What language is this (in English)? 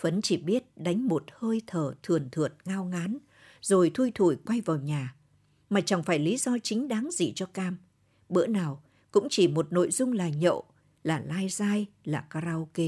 Vietnamese